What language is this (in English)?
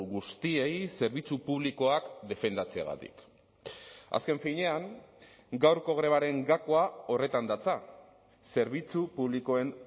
Basque